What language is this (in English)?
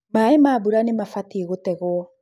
Kikuyu